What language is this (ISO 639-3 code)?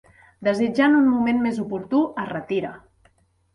cat